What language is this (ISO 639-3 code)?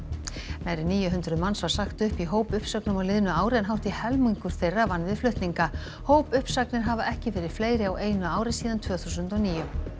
isl